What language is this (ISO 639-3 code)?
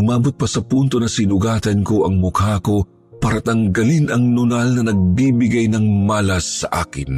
fil